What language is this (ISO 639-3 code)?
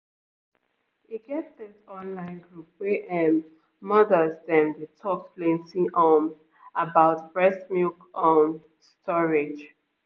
pcm